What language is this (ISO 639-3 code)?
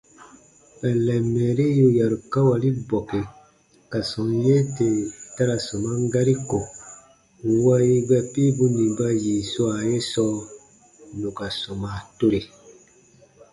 bba